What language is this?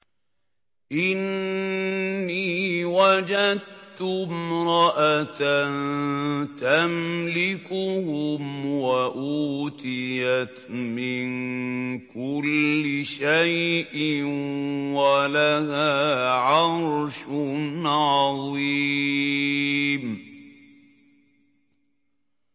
Arabic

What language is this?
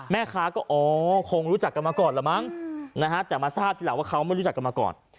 Thai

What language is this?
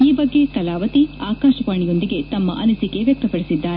Kannada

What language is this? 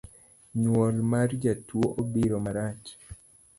Luo (Kenya and Tanzania)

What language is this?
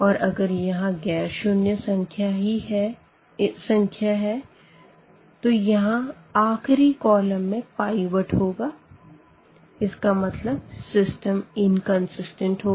Hindi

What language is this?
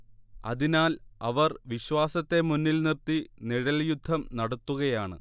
Malayalam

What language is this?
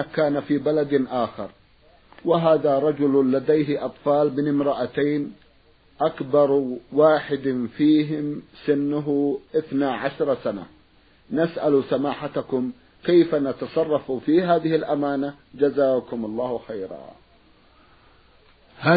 Arabic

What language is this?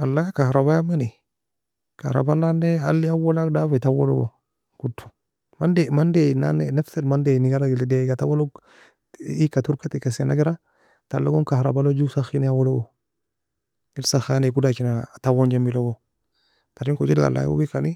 Nobiin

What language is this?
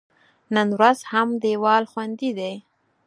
Pashto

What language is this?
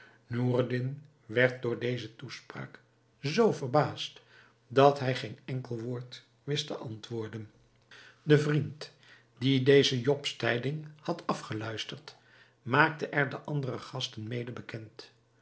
Dutch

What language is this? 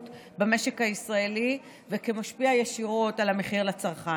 Hebrew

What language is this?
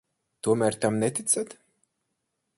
Latvian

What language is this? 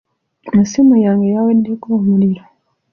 Ganda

